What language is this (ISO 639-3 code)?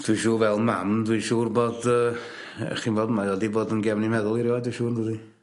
cym